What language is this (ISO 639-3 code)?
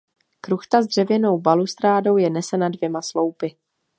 ces